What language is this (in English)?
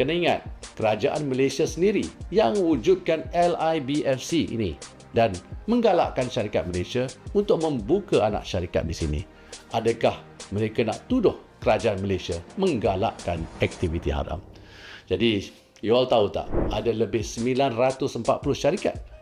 Malay